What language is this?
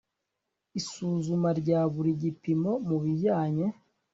Kinyarwanda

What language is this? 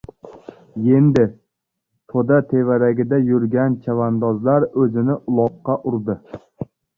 Uzbek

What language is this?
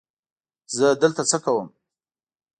Pashto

